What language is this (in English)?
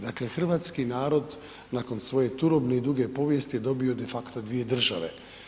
Croatian